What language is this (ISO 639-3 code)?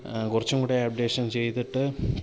mal